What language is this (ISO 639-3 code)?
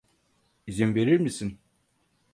tur